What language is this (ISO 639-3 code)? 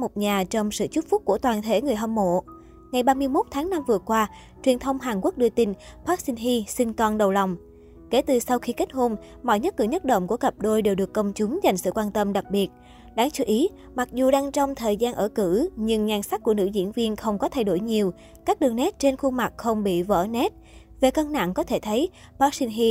vie